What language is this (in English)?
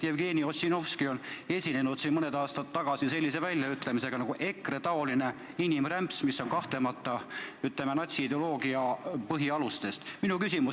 Estonian